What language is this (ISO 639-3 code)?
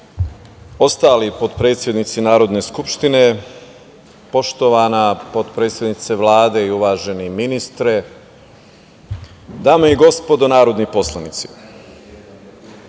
srp